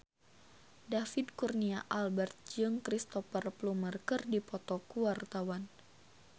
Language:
Sundanese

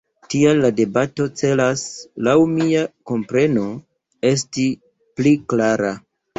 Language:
Esperanto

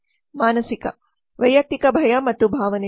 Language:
Kannada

